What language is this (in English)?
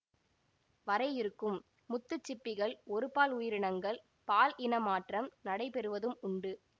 Tamil